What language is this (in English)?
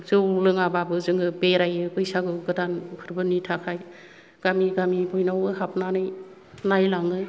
Bodo